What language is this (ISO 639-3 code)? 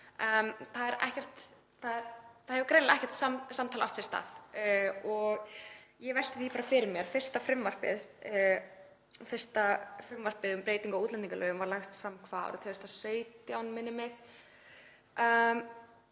isl